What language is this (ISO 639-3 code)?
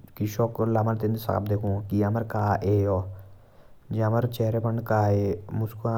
jns